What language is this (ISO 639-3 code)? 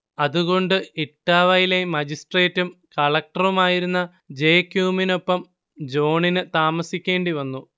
mal